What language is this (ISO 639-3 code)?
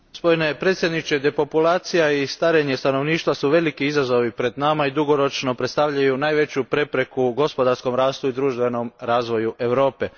hrv